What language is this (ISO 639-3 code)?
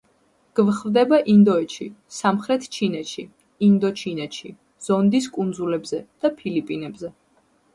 kat